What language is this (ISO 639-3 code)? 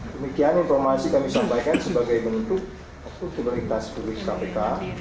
ind